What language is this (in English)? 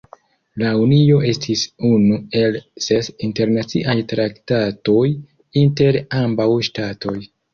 Esperanto